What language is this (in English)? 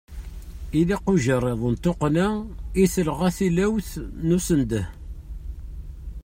Kabyle